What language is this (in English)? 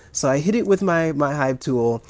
English